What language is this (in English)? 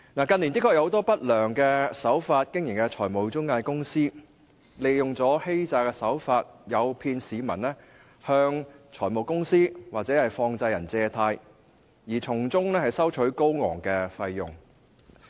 Cantonese